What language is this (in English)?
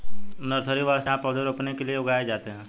Hindi